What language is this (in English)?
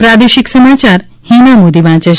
Gujarati